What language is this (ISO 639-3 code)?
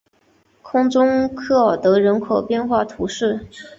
zho